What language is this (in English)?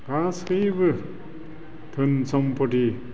Bodo